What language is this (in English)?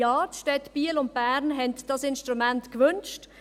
Swiss German